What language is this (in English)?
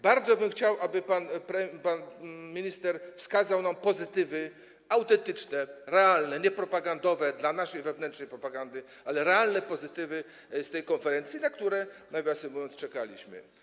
Polish